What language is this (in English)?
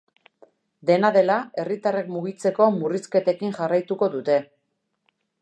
Basque